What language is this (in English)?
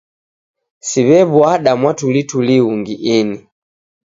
Taita